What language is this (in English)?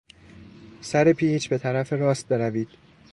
Persian